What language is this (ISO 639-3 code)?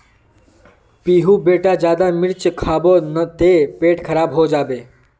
mag